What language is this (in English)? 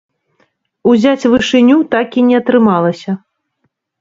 Belarusian